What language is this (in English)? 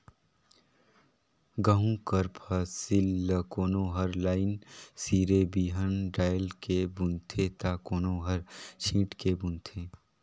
Chhattisgarhi